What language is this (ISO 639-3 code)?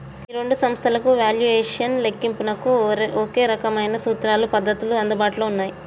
tel